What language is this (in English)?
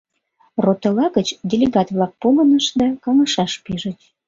Mari